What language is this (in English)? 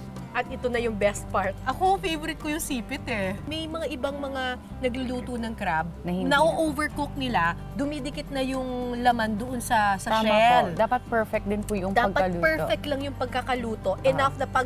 Filipino